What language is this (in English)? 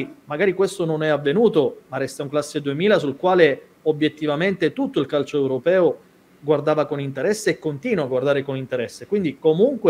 Italian